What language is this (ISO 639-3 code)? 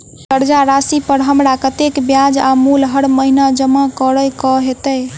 mai